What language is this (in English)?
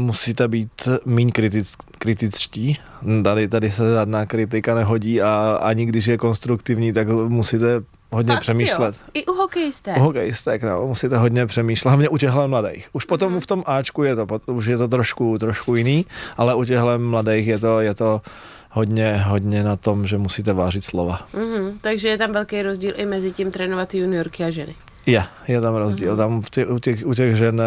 Czech